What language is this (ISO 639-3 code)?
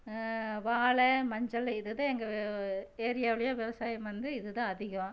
tam